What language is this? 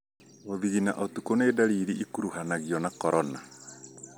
Kikuyu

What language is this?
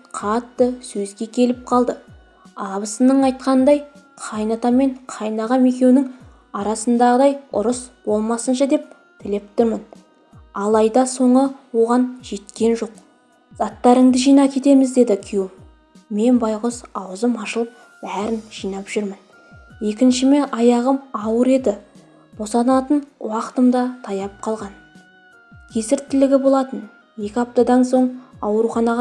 Turkish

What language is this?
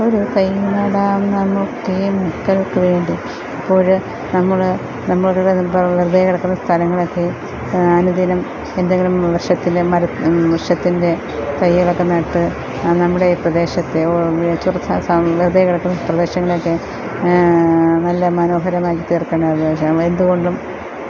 Malayalam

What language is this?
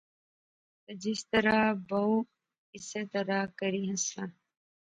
Pahari-Potwari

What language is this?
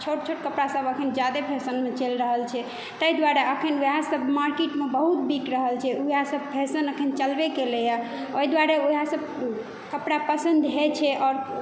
Maithili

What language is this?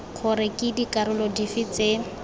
Tswana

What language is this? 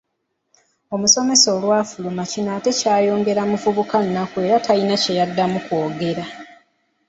Ganda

